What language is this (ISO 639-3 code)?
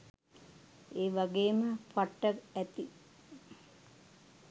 sin